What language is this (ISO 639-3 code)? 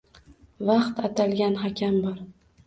uzb